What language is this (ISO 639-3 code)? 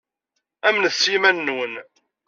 kab